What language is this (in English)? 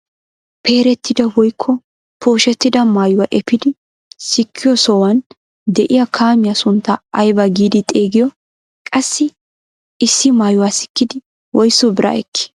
Wolaytta